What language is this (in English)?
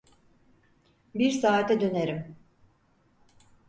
Turkish